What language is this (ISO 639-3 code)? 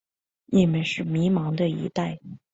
zho